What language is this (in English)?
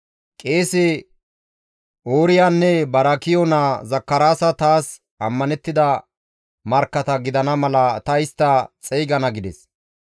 Gamo